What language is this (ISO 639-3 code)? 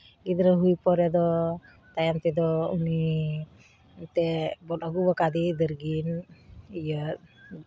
sat